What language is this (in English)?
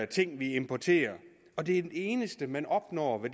Danish